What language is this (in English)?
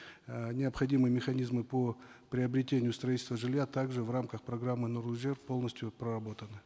Kazakh